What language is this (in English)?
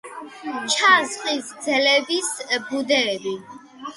Georgian